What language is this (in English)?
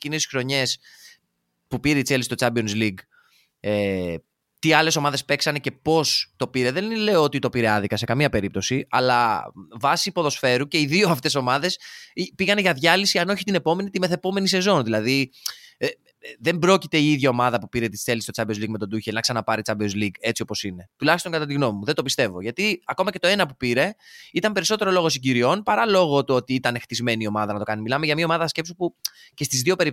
Greek